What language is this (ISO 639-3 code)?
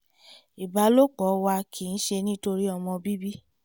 yor